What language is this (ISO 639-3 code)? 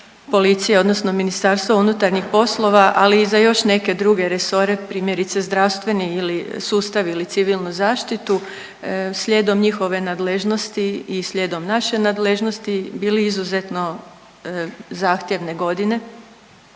hrv